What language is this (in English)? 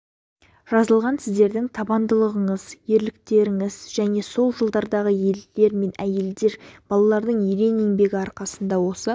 Kazakh